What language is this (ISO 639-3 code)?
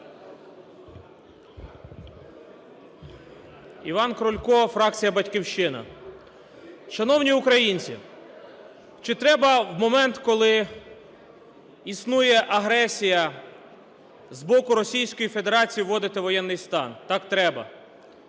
ukr